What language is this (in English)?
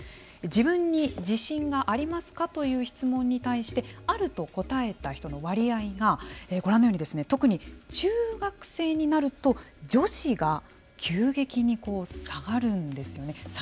Japanese